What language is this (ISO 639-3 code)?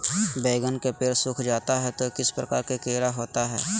mag